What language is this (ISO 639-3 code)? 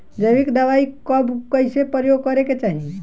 bho